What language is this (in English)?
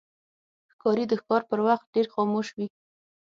Pashto